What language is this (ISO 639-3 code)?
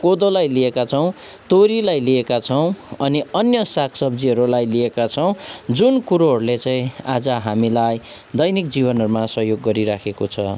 nep